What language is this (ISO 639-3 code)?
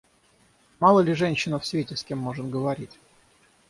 rus